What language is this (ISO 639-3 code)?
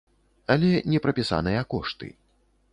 bel